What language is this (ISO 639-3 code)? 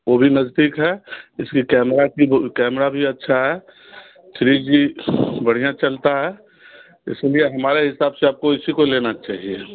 hin